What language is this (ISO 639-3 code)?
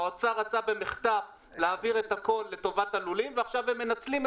heb